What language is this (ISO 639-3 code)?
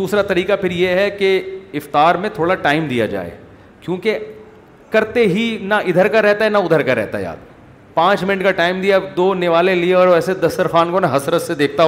urd